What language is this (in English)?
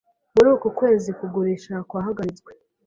Kinyarwanda